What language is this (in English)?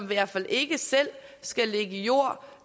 Danish